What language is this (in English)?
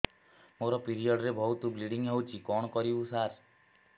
Odia